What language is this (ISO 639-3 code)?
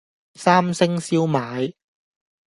yue